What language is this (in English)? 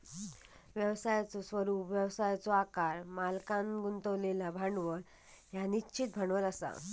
Marathi